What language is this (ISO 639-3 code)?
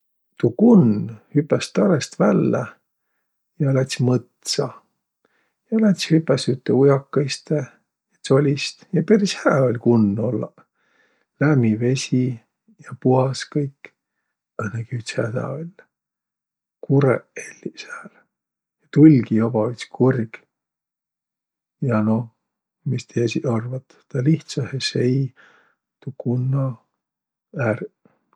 vro